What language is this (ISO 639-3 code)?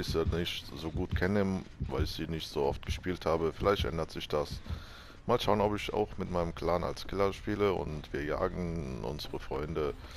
deu